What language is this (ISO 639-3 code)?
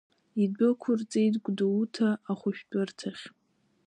abk